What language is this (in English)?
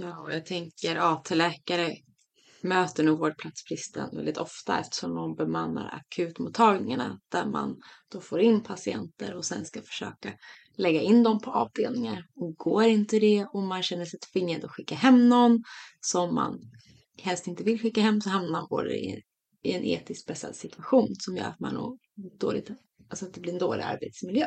Swedish